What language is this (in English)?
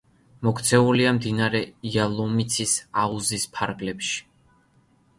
Georgian